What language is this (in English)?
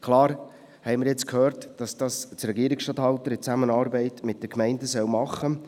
Swiss German